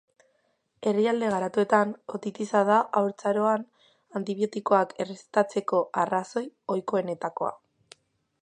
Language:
Basque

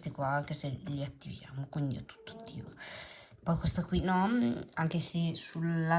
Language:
Italian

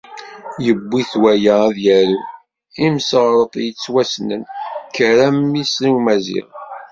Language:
Kabyle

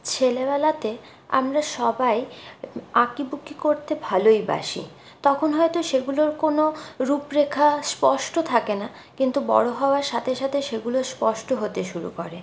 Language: Bangla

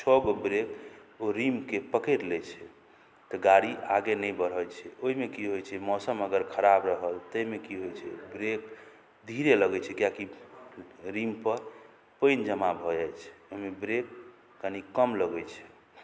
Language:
Maithili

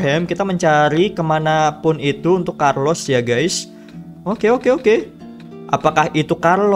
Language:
Indonesian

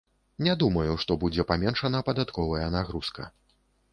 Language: Belarusian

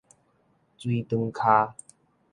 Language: Min Nan Chinese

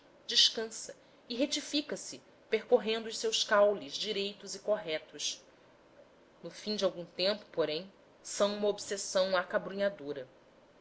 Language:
Portuguese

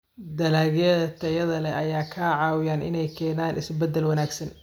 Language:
Somali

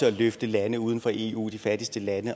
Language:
Danish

